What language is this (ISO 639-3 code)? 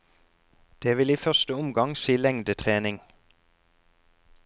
nor